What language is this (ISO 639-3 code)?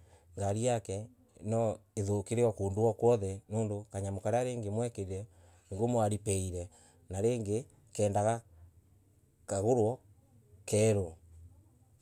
ebu